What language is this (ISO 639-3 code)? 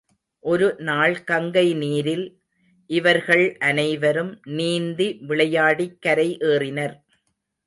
tam